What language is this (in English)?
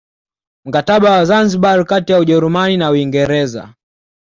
Swahili